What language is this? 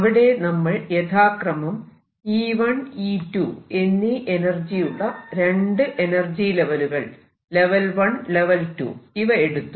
Malayalam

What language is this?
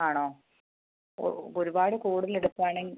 Malayalam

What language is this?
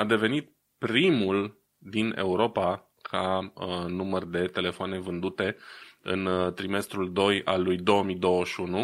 Romanian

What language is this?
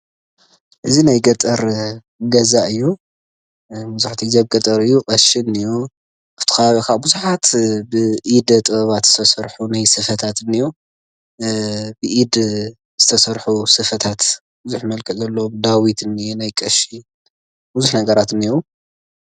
Tigrinya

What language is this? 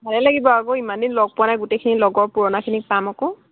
Assamese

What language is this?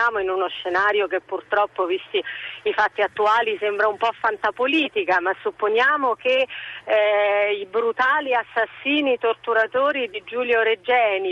Italian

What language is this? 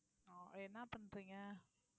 Tamil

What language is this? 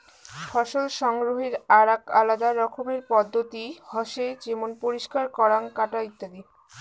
Bangla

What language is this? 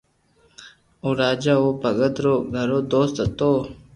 Loarki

